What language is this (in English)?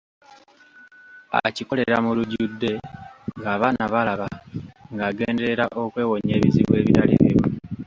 Ganda